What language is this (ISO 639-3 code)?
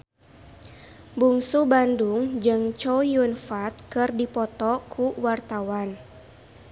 sun